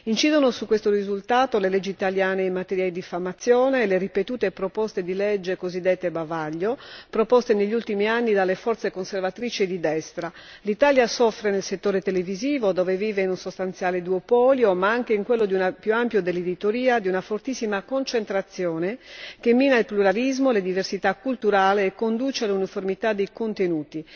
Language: Italian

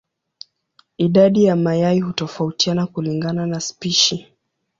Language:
Swahili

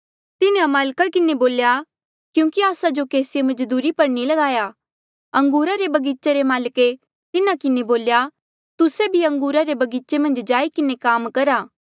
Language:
Mandeali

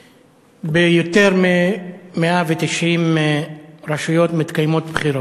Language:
Hebrew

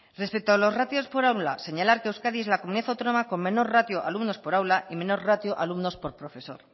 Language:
Spanish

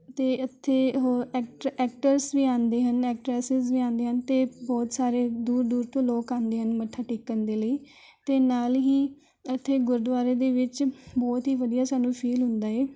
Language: Punjabi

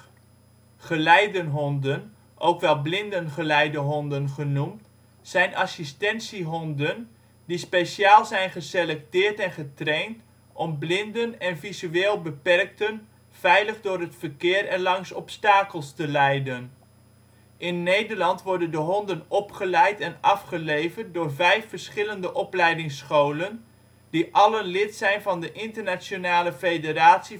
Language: Dutch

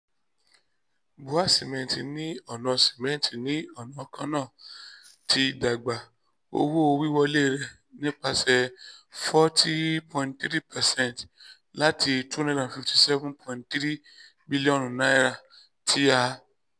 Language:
Yoruba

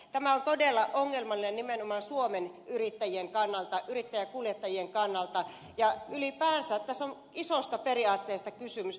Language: Finnish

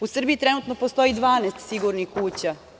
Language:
Serbian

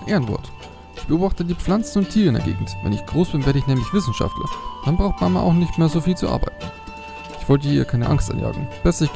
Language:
German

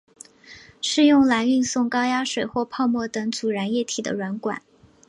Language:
Chinese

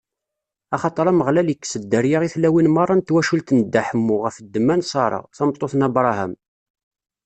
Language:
Kabyle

